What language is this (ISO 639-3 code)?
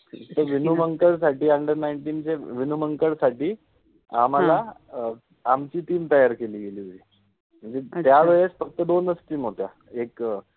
mar